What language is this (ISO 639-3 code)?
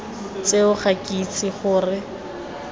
tsn